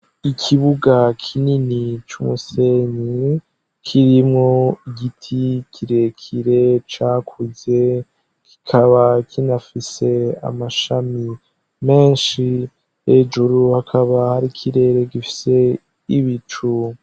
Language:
Rundi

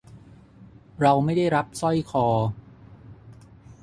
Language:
Thai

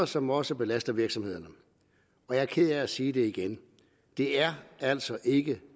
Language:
Danish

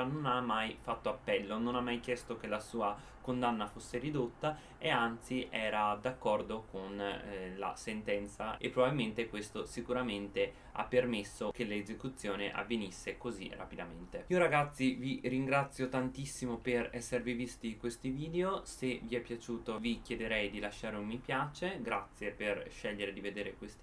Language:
Italian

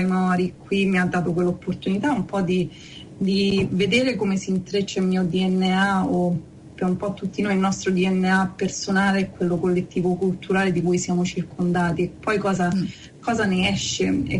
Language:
Italian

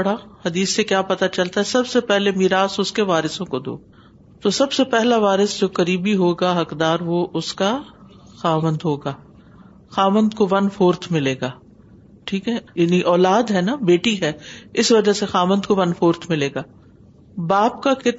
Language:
Urdu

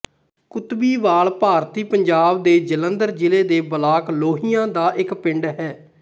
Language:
Punjabi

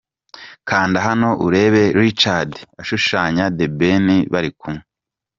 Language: Kinyarwanda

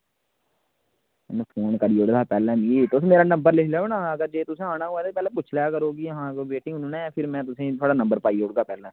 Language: Dogri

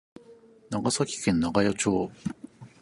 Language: Japanese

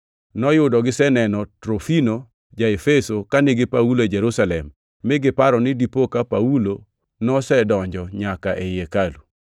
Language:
Luo (Kenya and Tanzania)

